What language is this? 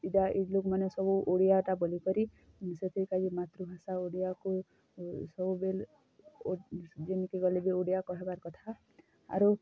Odia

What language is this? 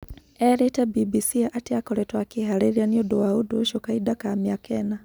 Kikuyu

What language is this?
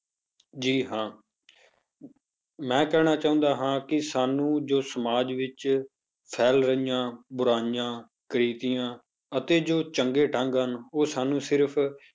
Punjabi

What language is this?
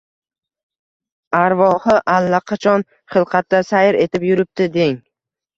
Uzbek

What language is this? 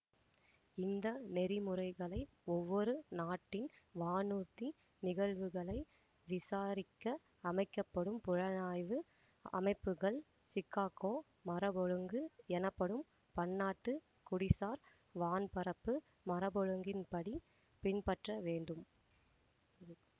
Tamil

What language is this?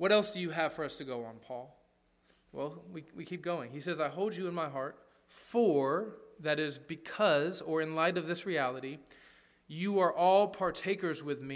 English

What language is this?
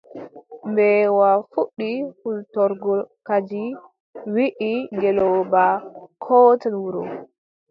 Adamawa Fulfulde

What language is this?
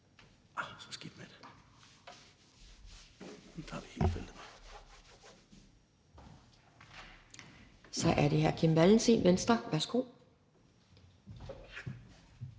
Danish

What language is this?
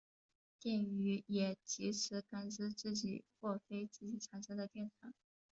Chinese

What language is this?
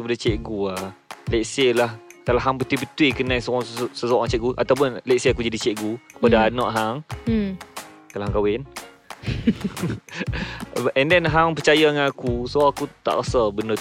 Malay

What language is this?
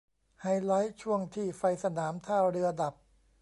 Thai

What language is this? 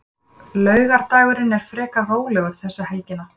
Icelandic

